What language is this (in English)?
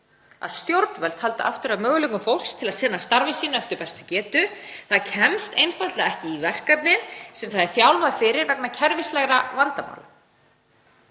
Icelandic